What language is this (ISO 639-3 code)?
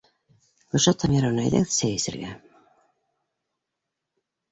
bak